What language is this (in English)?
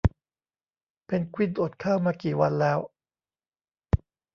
Thai